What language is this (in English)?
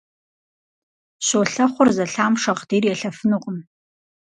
Kabardian